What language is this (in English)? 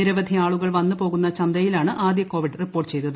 Malayalam